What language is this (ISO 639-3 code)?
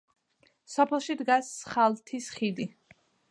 kat